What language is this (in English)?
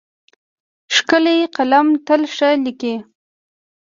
Pashto